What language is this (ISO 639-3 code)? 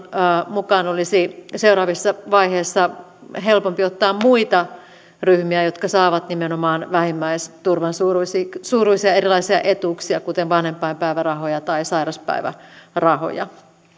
fin